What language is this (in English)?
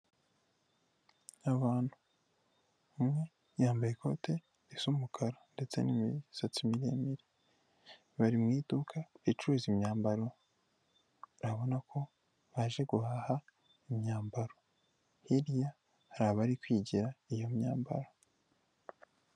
Kinyarwanda